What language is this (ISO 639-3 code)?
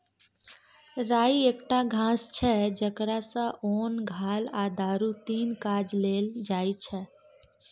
mai